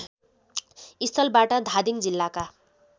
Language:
Nepali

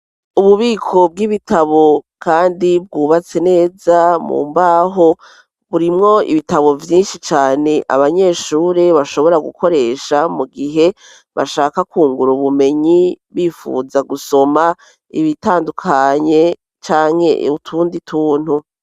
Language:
Rundi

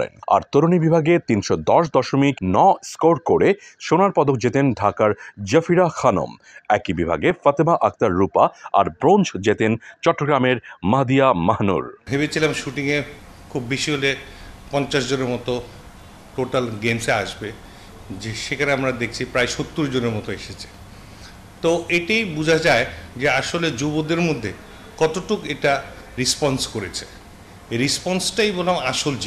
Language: Turkish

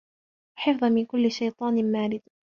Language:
Arabic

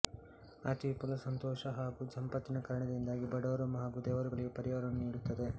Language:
Kannada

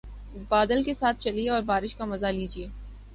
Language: Urdu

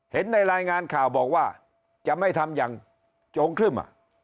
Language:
Thai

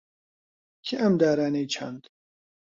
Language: Central Kurdish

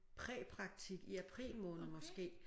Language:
Danish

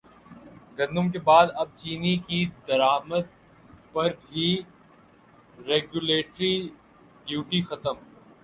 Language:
Urdu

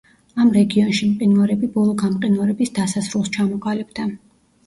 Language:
Georgian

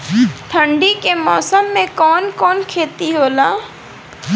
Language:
Bhojpuri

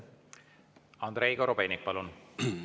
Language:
Estonian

